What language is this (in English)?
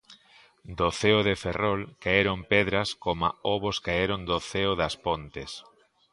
Galician